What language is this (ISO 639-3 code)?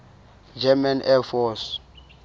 sot